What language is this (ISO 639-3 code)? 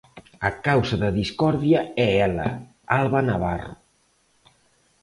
glg